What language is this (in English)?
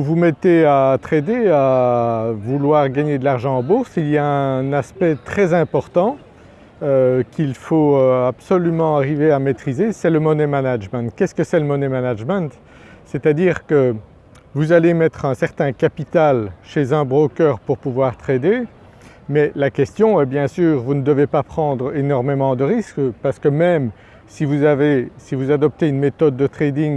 French